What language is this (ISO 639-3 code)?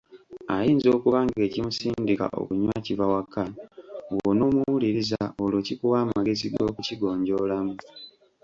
lug